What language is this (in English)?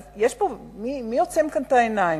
Hebrew